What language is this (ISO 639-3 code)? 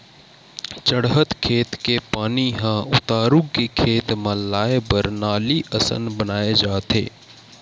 hne